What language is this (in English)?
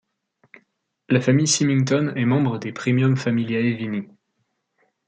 French